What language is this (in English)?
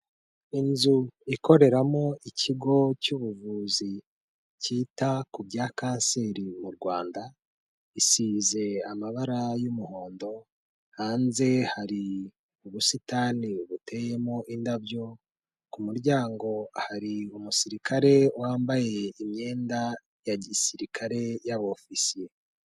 Kinyarwanda